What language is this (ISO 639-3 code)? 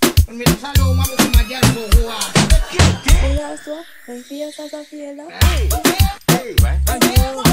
ron